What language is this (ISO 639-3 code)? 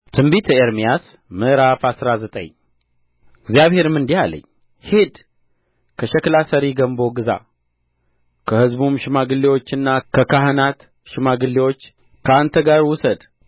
amh